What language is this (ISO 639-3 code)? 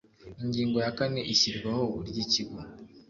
kin